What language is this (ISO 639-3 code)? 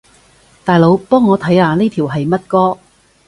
yue